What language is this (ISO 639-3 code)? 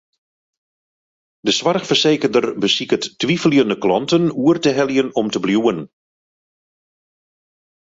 fry